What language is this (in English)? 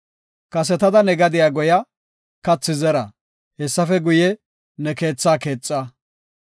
Gofa